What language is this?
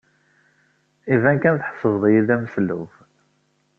Kabyle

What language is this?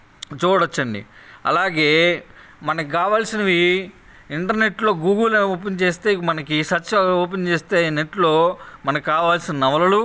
Telugu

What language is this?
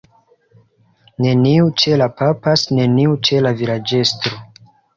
Esperanto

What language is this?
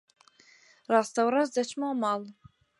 Central Kurdish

